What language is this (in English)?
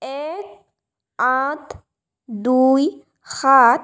Assamese